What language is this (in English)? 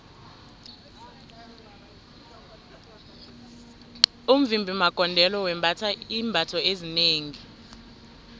South Ndebele